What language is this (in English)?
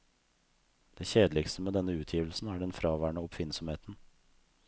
Norwegian